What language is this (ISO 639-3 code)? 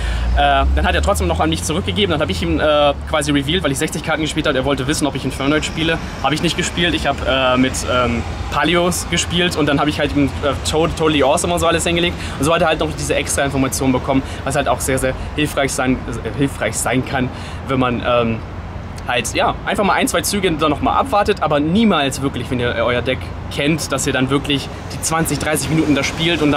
deu